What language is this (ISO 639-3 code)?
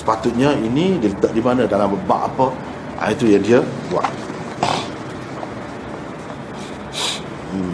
msa